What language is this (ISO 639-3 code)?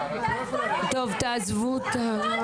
heb